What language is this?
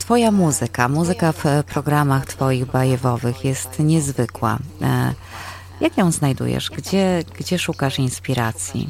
Polish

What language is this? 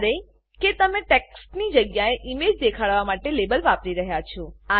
Gujarati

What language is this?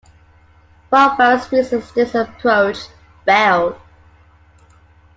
English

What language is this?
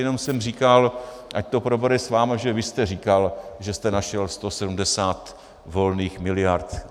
Czech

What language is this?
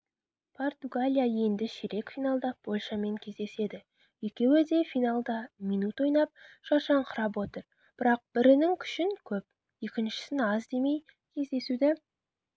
Kazakh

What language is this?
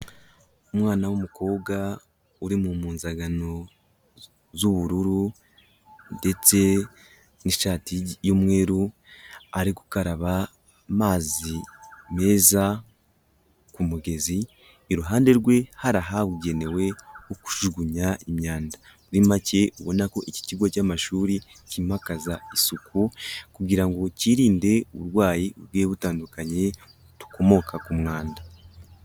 Kinyarwanda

